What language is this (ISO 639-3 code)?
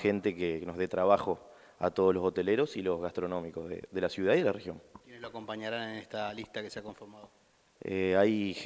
spa